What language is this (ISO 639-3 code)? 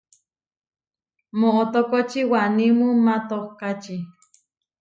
var